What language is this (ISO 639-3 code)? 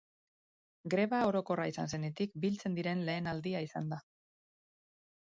eus